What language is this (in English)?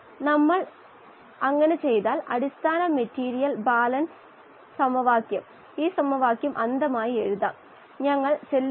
Malayalam